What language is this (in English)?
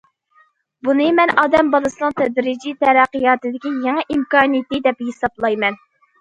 Uyghur